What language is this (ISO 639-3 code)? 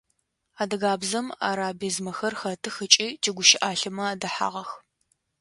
ady